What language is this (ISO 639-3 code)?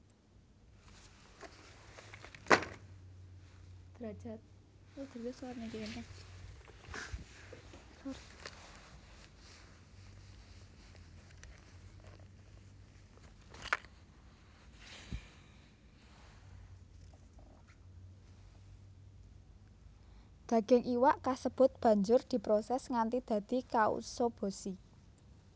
jav